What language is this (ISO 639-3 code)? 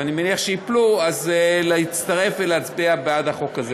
heb